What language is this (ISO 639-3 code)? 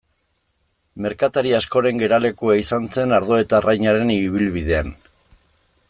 eus